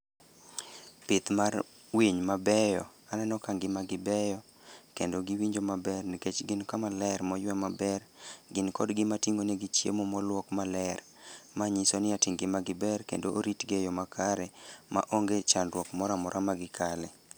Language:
Luo (Kenya and Tanzania)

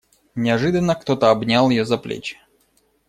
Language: Russian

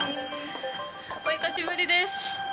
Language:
Japanese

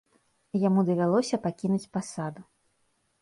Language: Belarusian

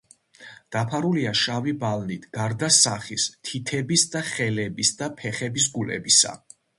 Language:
Georgian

